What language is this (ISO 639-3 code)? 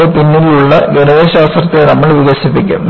mal